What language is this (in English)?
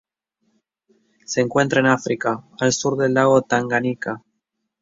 Spanish